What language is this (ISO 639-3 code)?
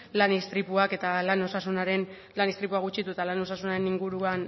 eus